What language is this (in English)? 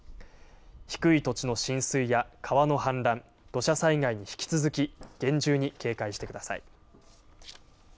Japanese